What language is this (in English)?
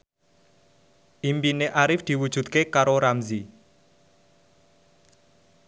Javanese